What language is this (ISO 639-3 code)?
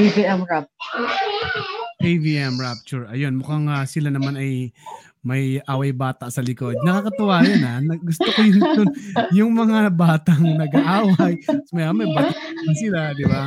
fil